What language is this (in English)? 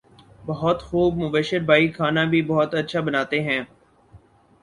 Urdu